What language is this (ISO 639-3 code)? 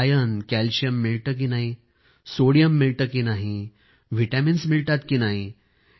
mar